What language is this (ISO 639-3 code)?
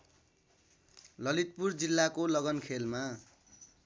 nep